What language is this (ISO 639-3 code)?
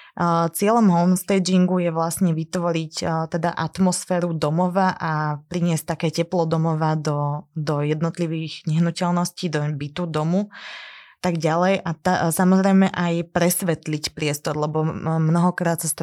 slk